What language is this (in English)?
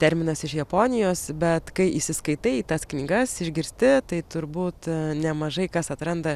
Lithuanian